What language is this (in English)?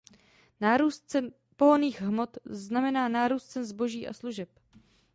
Czech